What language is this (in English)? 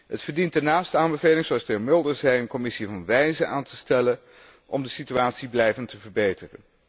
Dutch